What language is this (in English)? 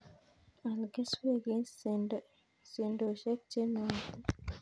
Kalenjin